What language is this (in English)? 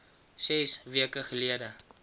Afrikaans